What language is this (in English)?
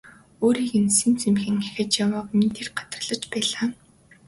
Mongolian